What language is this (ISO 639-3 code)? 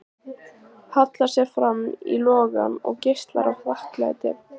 isl